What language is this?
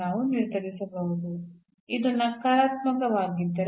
Kannada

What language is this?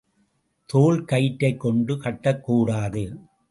Tamil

